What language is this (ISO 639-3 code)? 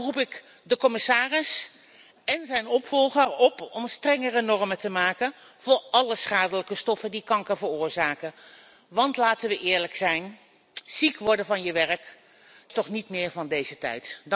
nld